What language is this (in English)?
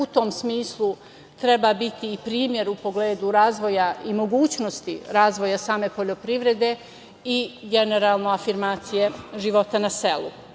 Serbian